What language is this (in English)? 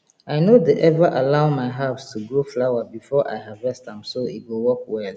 Nigerian Pidgin